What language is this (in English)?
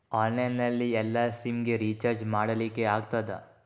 Kannada